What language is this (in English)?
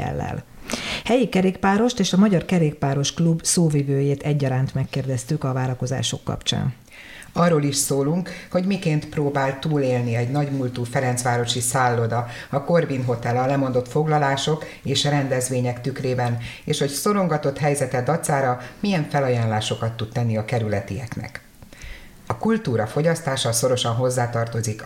Hungarian